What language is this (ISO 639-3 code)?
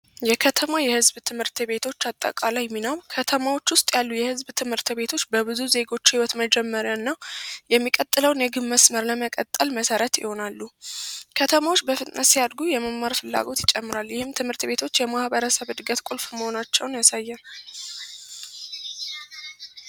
amh